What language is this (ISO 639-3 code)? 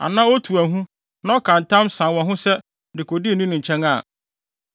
aka